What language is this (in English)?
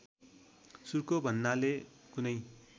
Nepali